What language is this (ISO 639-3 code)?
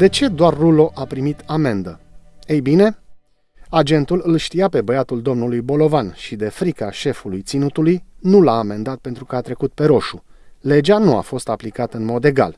ron